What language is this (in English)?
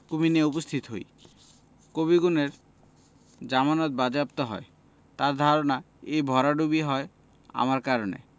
Bangla